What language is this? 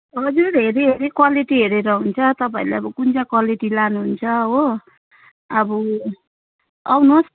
Nepali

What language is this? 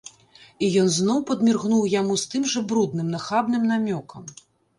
Belarusian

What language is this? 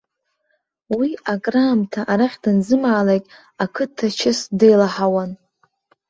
Abkhazian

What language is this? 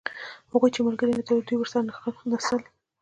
Pashto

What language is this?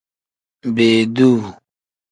Tem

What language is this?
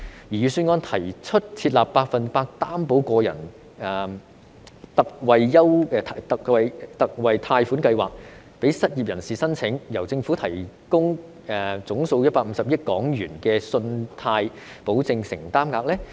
Cantonese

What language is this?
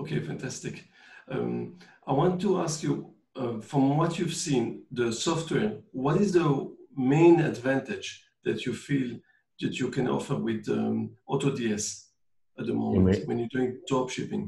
English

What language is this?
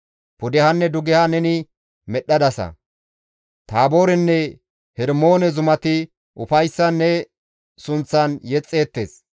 Gamo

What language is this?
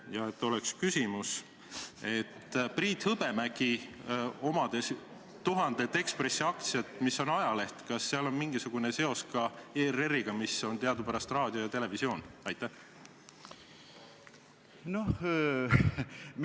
Estonian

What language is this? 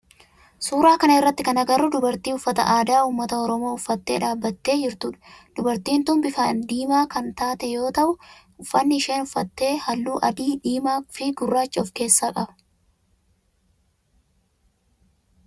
Oromo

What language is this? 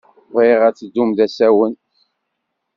Kabyle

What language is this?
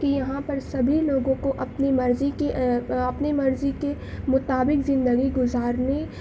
Urdu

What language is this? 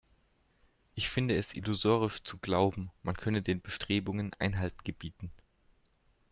German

